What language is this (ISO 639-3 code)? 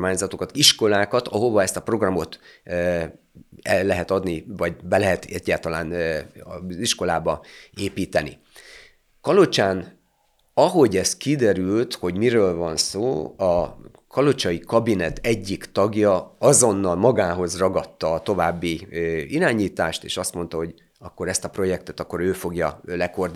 hun